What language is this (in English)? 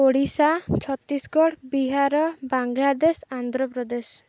Odia